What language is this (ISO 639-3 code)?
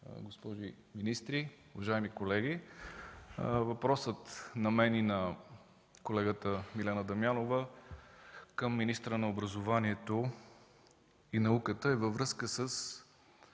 bul